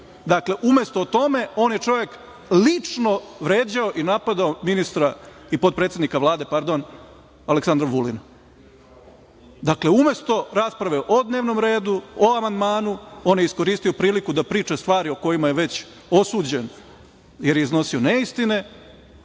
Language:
Serbian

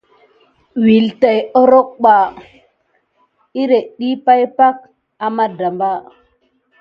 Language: Gidar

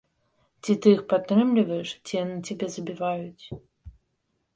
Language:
Belarusian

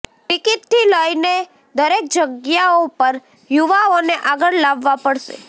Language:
Gujarati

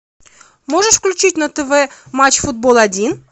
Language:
Russian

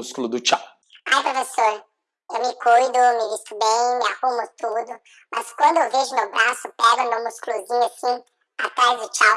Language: Portuguese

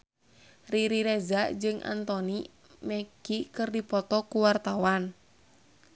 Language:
Sundanese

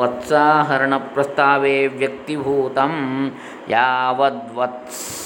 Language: Kannada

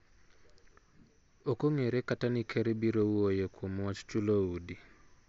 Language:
Luo (Kenya and Tanzania)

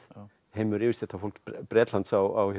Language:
Icelandic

